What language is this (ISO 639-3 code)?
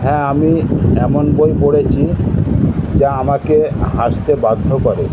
ben